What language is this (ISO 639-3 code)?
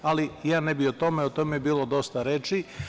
srp